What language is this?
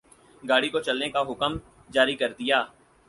Urdu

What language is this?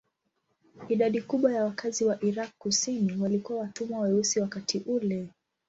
Swahili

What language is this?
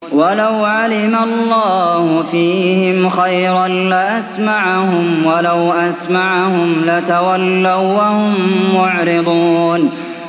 Arabic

